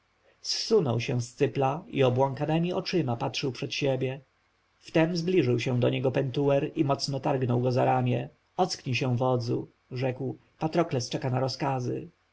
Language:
Polish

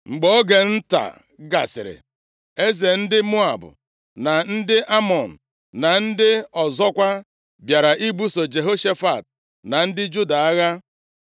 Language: Igbo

